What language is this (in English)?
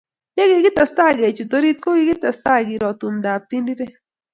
Kalenjin